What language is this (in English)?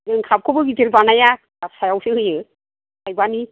Bodo